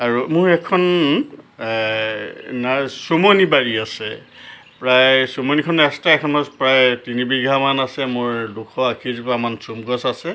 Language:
Assamese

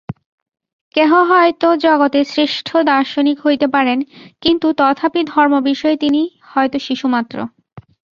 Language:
Bangla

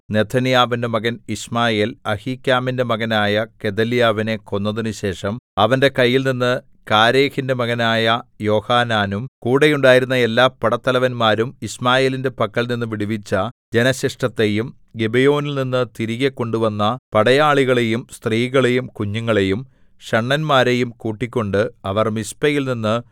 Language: Malayalam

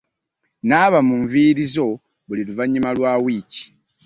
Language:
Ganda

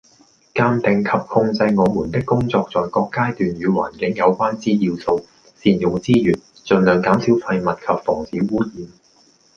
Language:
Cantonese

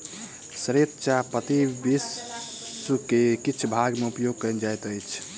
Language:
Maithili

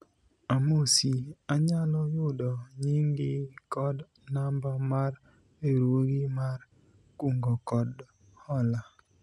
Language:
Luo (Kenya and Tanzania)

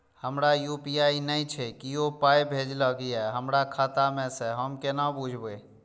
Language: Maithili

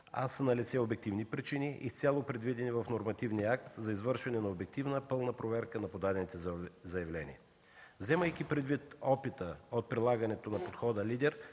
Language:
Bulgarian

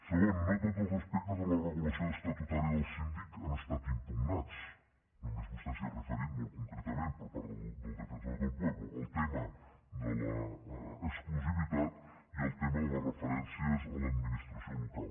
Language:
Catalan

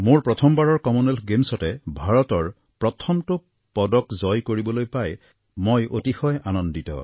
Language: Assamese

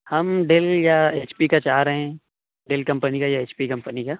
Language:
Urdu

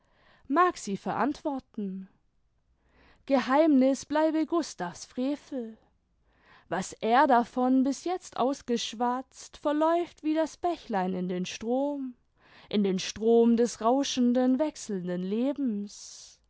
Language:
German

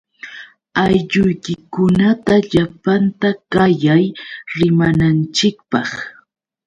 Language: Yauyos Quechua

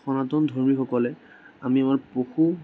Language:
Assamese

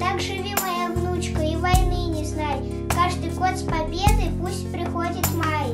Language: Russian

